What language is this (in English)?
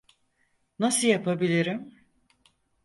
Turkish